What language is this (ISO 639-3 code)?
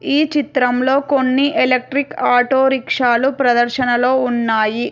tel